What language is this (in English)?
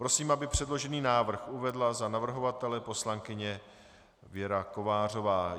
Czech